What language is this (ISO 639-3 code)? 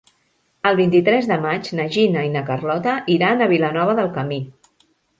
cat